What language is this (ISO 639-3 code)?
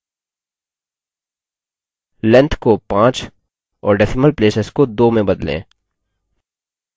hin